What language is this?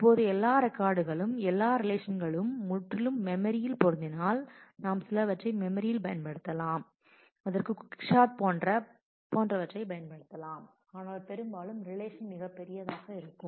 Tamil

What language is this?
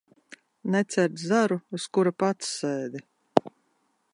Latvian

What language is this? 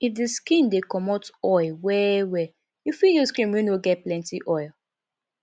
Nigerian Pidgin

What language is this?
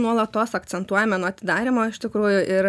Lithuanian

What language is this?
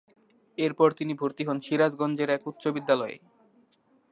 Bangla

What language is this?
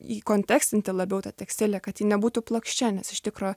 Lithuanian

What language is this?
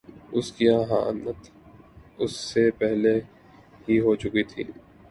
Urdu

